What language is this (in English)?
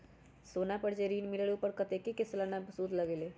Magahi